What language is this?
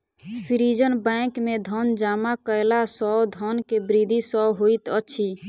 Maithili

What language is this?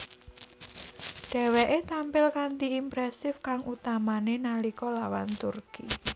Javanese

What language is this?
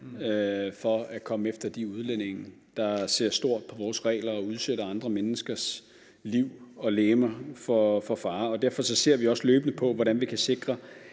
Danish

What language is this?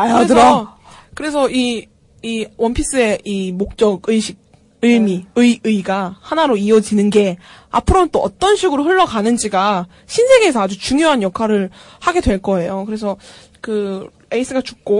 Korean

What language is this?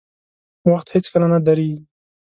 Pashto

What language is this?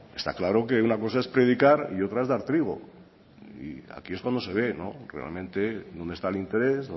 Spanish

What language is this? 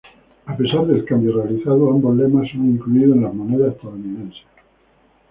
Spanish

